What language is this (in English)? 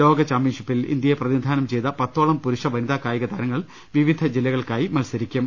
Malayalam